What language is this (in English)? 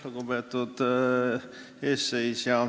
Estonian